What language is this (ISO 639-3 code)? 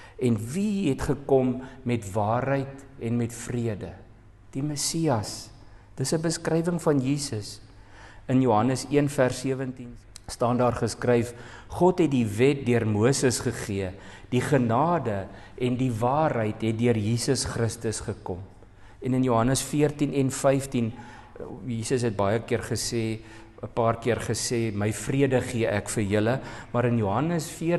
nld